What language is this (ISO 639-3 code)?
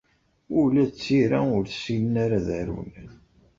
kab